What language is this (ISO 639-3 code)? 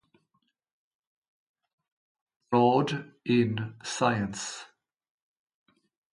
eng